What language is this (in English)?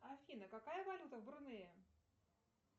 Russian